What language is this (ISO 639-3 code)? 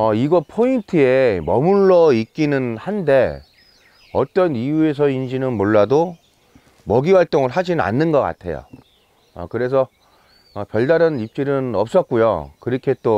kor